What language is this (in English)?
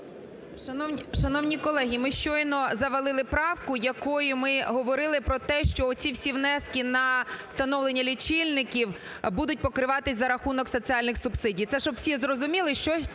Ukrainian